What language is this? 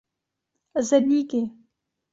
Czech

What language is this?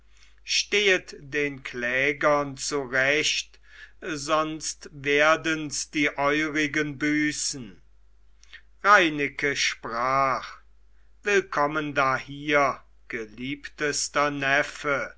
German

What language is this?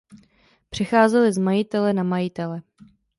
Czech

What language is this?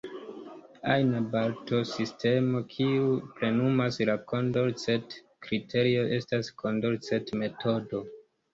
Esperanto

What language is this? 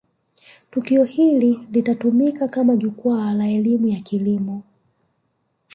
Swahili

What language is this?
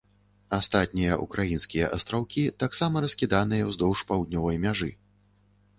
Belarusian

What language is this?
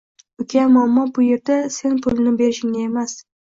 Uzbek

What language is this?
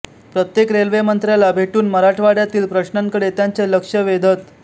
Marathi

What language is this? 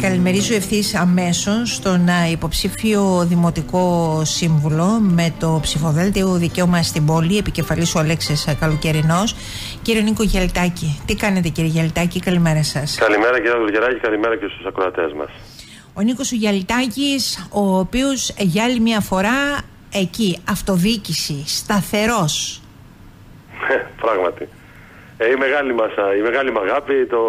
Greek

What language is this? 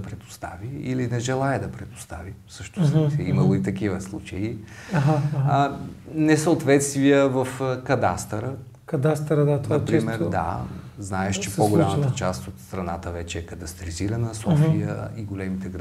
Bulgarian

